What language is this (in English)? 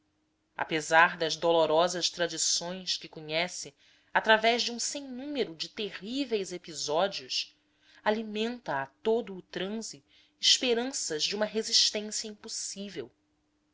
Portuguese